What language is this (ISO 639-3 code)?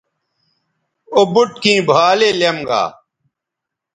btv